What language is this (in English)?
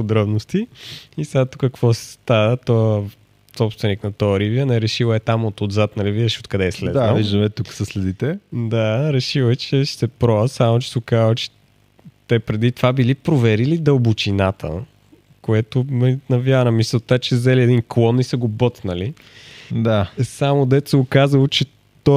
Bulgarian